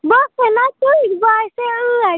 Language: Kashmiri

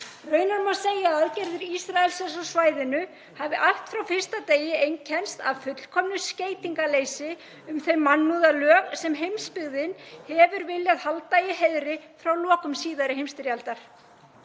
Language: Icelandic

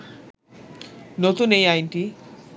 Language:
Bangla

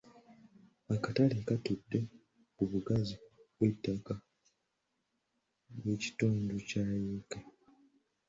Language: Ganda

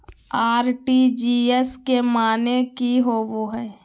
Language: Magahi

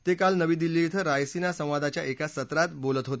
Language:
Marathi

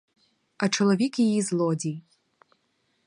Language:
Ukrainian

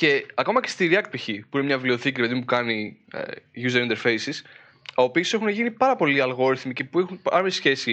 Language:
Greek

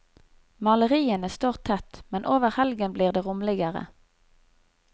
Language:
Norwegian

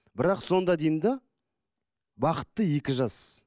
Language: Kazakh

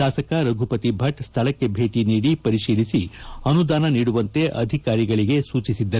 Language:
Kannada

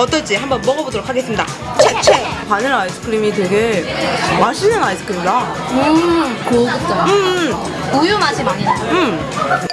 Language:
Korean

